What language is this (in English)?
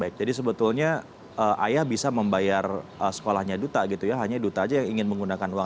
Indonesian